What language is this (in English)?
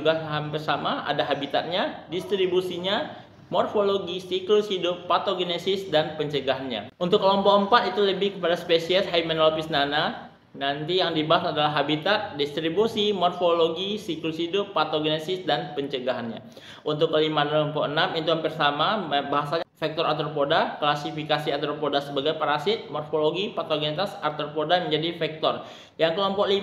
Indonesian